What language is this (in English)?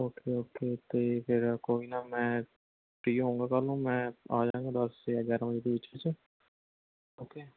Punjabi